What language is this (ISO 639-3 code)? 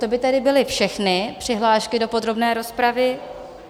ces